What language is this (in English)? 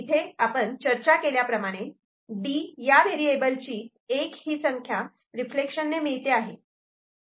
Marathi